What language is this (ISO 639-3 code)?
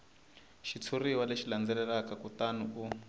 tso